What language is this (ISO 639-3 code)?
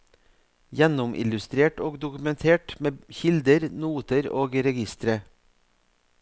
nor